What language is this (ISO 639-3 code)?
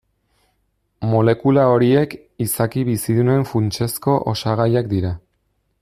eus